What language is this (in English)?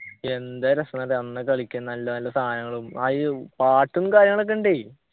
Malayalam